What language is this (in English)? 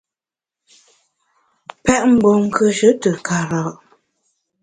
Bamun